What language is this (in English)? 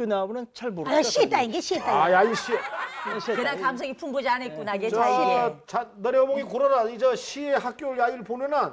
Korean